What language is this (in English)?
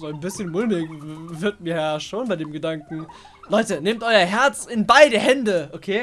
German